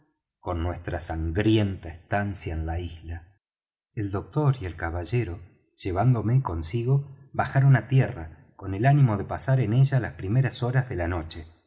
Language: Spanish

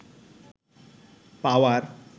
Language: Bangla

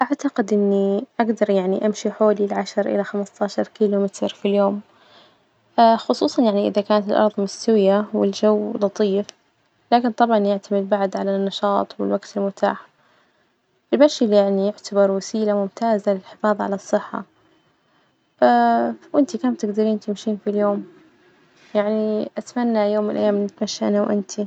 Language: Najdi Arabic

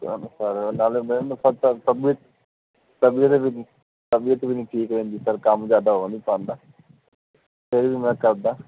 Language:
Punjabi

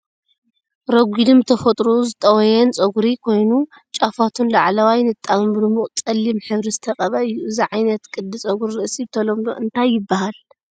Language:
Tigrinya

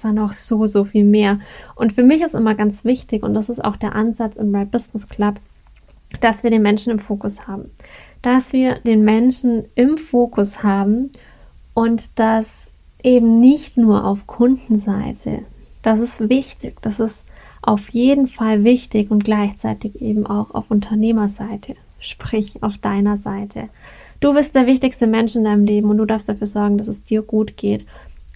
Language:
German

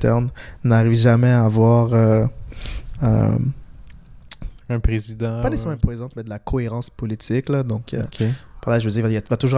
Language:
French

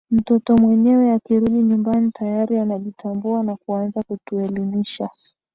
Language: Swahili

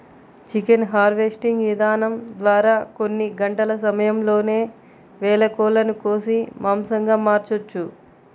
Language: Telugu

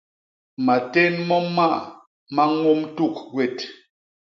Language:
Basaa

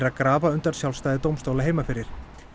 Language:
Icelandic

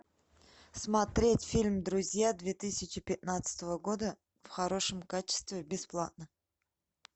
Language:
Russian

